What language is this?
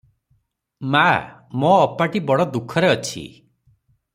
Odia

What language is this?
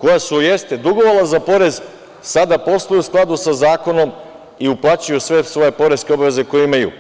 Serbian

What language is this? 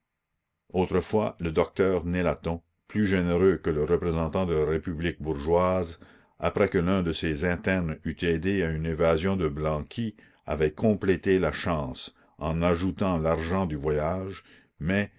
French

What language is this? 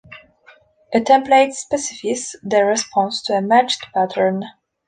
English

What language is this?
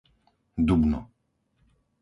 Slovak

